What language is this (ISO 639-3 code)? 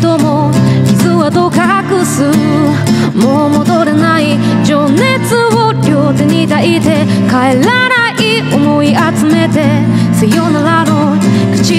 ron